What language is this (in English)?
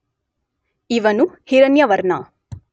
Kannada